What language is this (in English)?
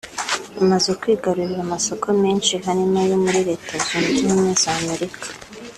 Kinyarwanda